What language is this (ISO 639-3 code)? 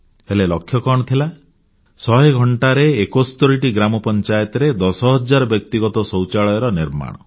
ori